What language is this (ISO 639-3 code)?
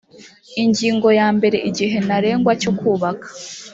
kin